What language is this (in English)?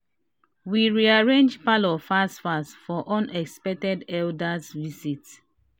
Nigerian Pidgin